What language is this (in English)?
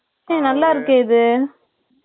Tamil